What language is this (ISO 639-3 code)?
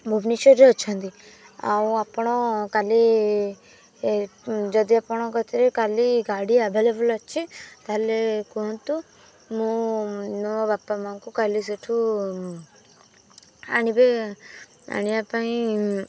ori